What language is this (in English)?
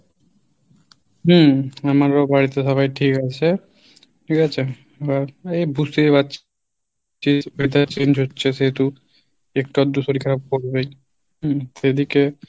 Bangla